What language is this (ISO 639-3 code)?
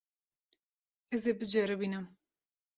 kur